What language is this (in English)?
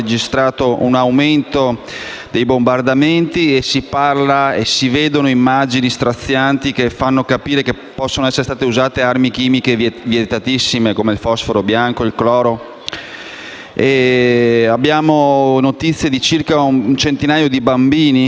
Italian